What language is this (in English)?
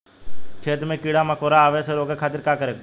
Bhojpuri